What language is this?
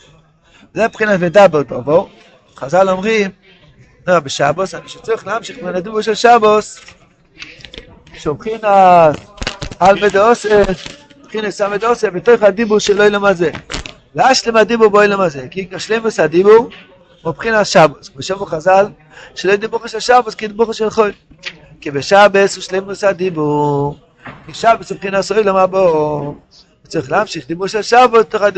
Hebrew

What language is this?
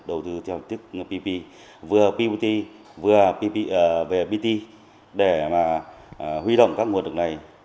Vietnamese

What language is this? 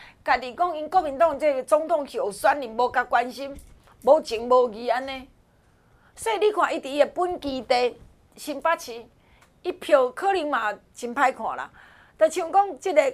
Chinese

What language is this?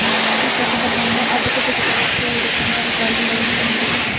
Telugu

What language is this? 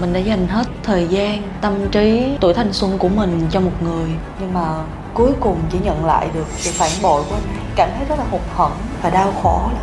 Vietnamese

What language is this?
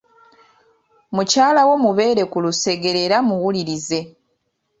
Ganda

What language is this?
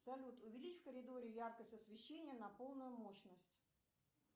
Russian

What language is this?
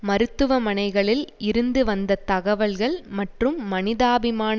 Tamil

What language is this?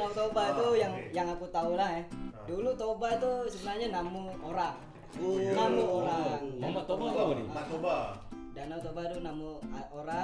Malay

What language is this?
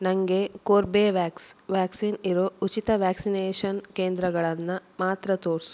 Kannada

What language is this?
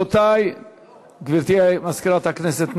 Hebrew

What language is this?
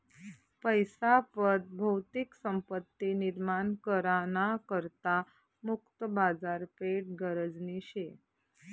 Marathi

